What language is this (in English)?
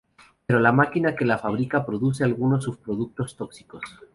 Spanish